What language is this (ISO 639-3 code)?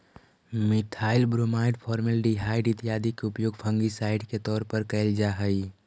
mag